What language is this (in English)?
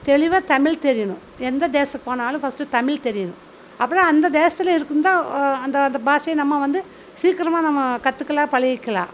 Tamil